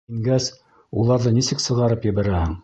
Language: Bashkir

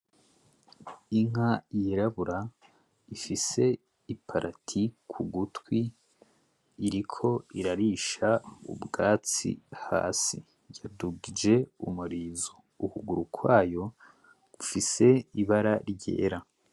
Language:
Rundi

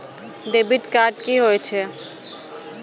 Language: Maithili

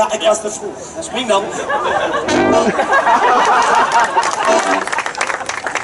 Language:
Dutch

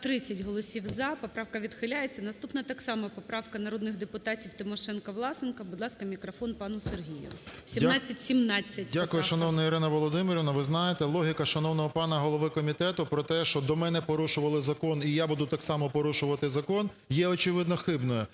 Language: Ukrainian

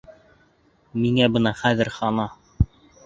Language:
Bashkir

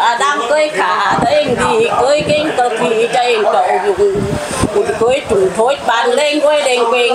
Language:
Vietnamese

